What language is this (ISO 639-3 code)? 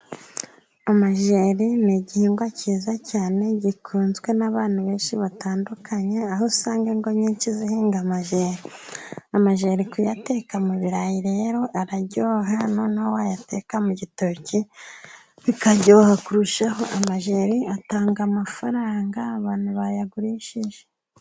kin